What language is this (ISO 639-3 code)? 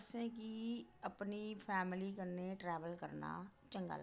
doi